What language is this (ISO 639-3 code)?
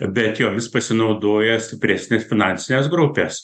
lit